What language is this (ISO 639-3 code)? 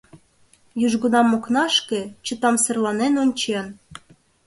chm